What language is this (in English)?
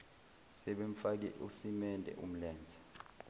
Zulu